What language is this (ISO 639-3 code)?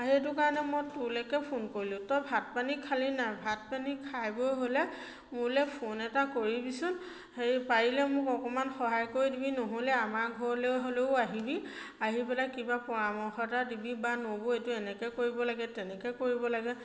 asm